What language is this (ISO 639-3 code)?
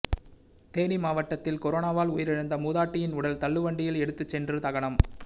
tam